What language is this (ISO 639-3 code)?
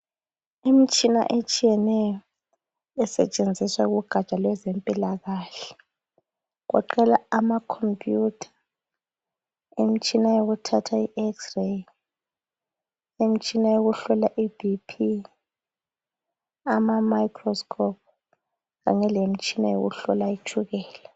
nde